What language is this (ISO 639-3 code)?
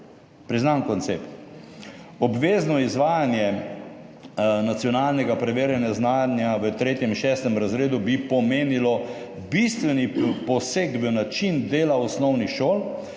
slv